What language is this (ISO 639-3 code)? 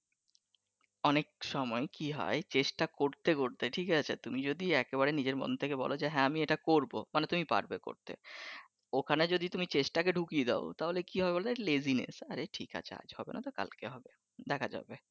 ben